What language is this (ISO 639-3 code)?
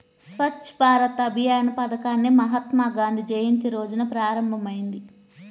tel